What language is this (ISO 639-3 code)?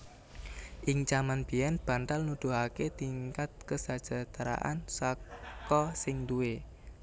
jav